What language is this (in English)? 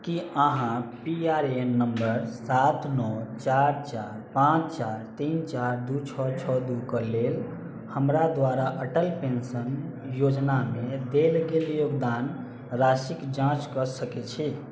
Maithili